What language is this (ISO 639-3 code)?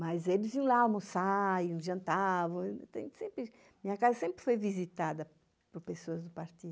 por